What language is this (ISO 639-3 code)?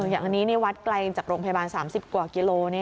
tha